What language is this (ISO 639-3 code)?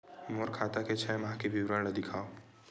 hne